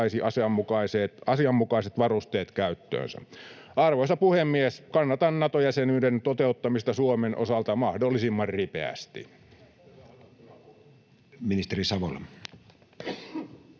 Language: Finnish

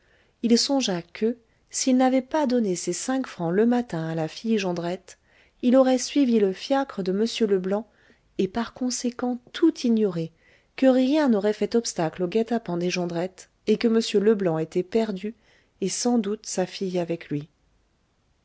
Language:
French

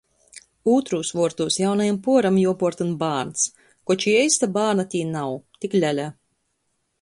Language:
Latgalian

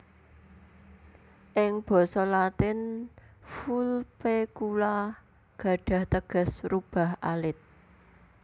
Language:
Javanese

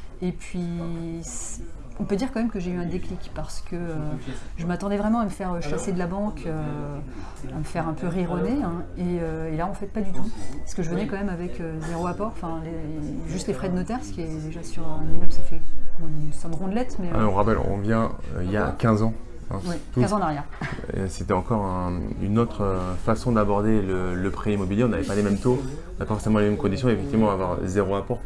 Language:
French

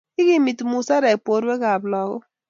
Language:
Kalenjin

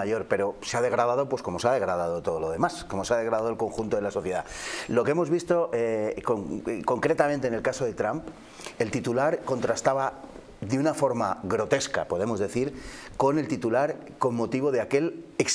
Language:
Spanish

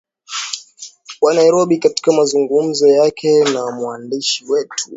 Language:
Swahili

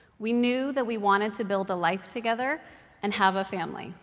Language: English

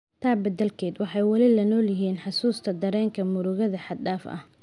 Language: Somali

